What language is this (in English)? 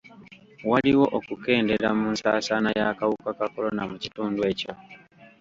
Ganda